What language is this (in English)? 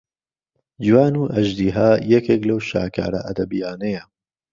Central Kurdish